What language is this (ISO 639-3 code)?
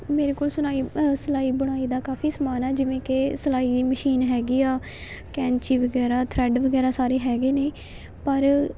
pan